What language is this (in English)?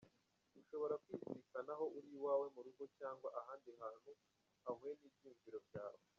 Kinyarwanda